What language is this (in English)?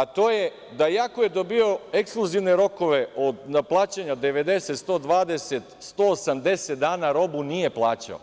Serbian